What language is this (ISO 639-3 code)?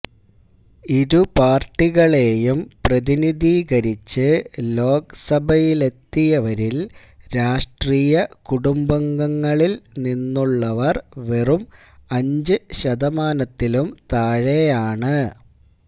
mal